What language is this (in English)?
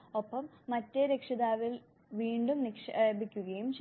Malayalam